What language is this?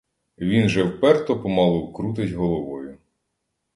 Ukrainian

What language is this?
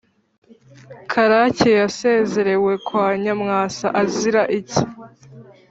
Kinyarwanda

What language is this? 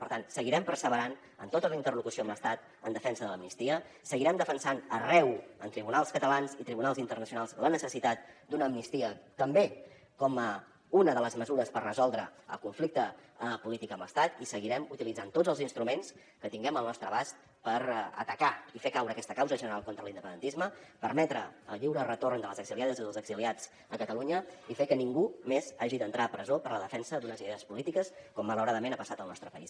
Catalan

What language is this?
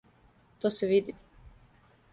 Serbian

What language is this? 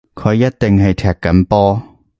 Cantonese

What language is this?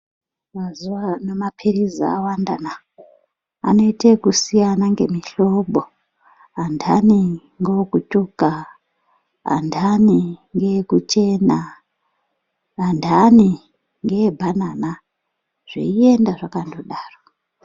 Ndau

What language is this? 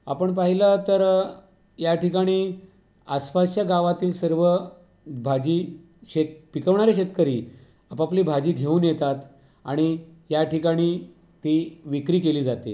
Marathi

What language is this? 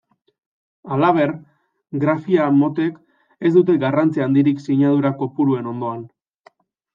Basque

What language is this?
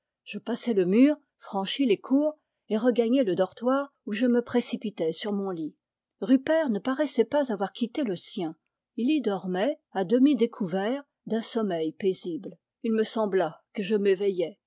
French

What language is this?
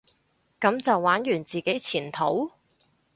Cantonese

